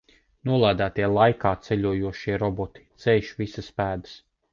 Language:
Latvian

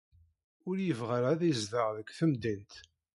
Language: Kabyle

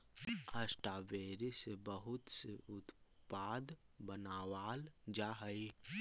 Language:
Magahi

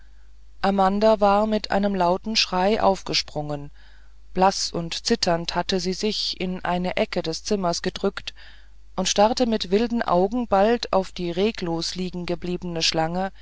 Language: German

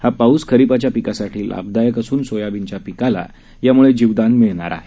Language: Marathi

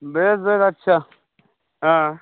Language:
Santali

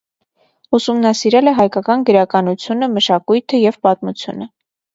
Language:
Armenian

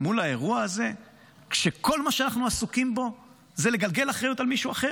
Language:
Hebrew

